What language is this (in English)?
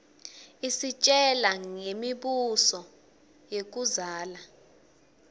Swati